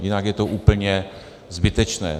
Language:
Czech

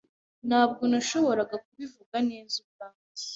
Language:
Kinyarwanda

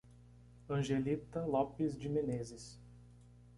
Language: Portuguese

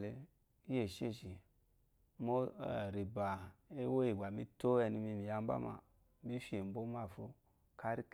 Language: Eloyi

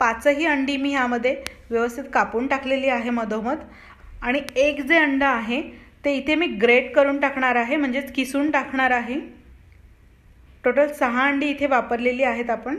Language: Hindi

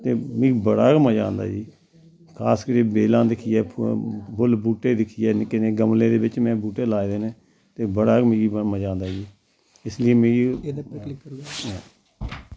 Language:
Dogri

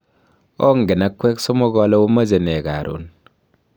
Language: Kalenjin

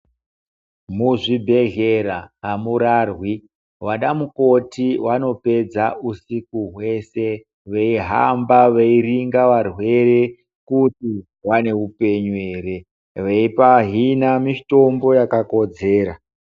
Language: Ndau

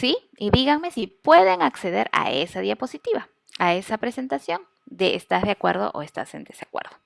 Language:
Spanish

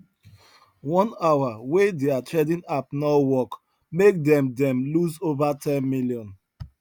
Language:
Nigerian Pidgin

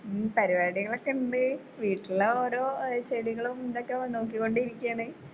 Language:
Malayalam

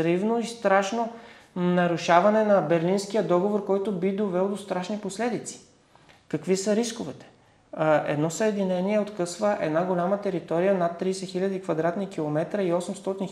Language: Bulgarian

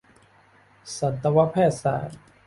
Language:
Thai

